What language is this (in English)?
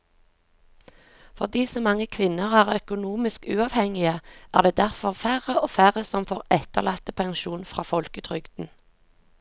Norwegian